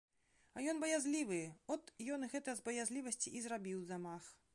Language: Belarusian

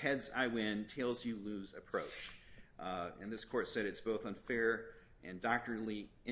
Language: English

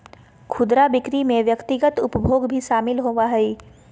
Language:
Magahi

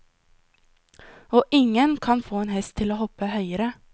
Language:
Norwegian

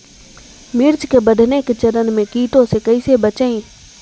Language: Magahi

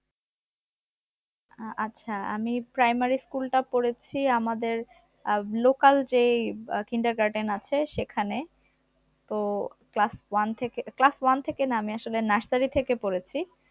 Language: Bangla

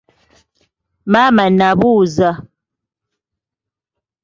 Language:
Ganda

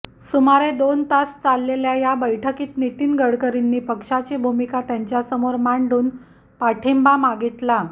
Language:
Marathi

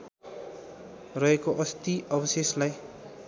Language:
Nepali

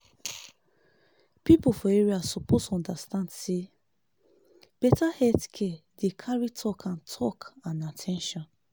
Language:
Nigerian Pidgin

